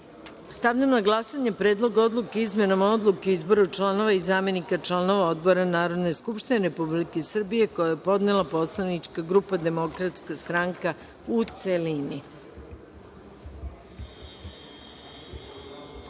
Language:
Serbian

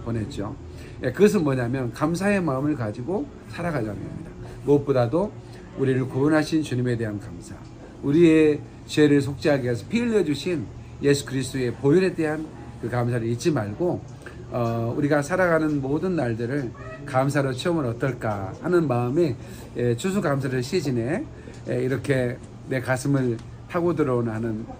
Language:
Korean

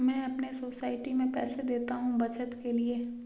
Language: Hindi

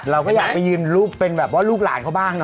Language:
Thai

